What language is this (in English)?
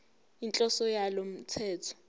Zulu